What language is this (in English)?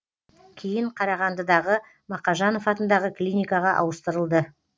Kazakh